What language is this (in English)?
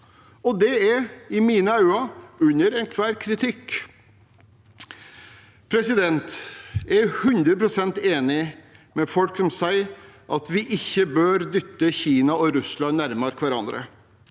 Norwegian